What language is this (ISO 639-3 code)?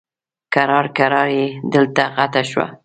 pus